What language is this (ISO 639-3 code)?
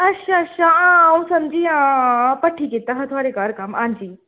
doi